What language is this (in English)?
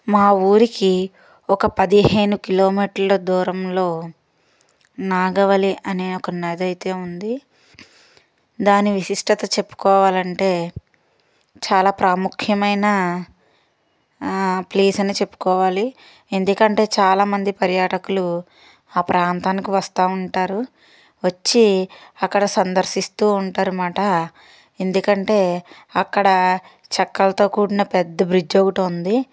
Telugu